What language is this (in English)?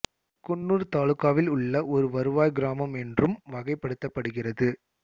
Tamil